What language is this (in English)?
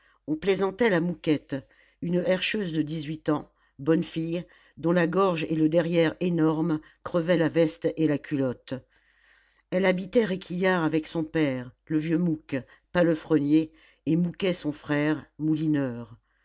French